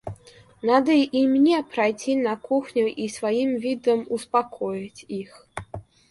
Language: Russian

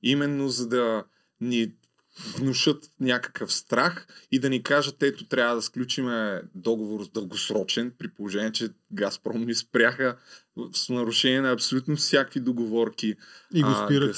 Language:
Bulgarian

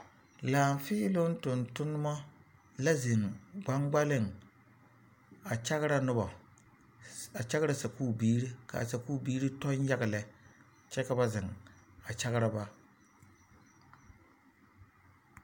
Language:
Southern Dagaare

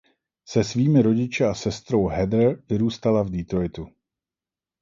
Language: Czech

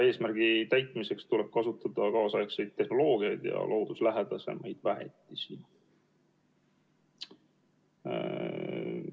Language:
Estonian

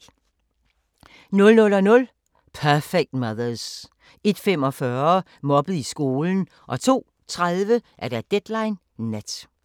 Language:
Danish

